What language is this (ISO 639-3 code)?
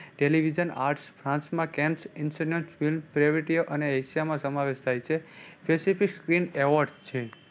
guj